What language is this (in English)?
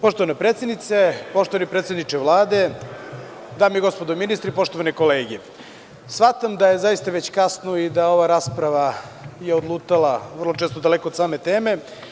Serbian